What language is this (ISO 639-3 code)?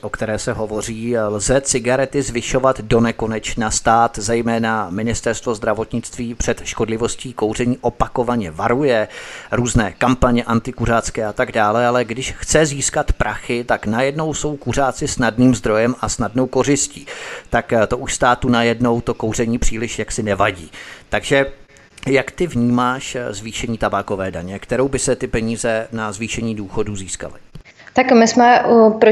ces